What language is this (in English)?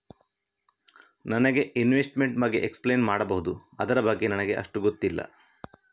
Kannada